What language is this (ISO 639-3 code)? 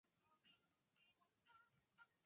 zho